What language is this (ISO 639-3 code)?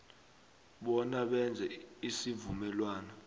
nbl